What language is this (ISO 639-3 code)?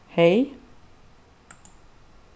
fao